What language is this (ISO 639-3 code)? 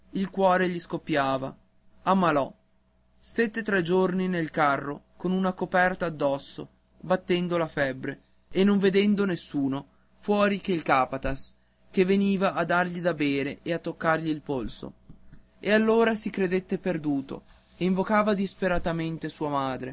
ita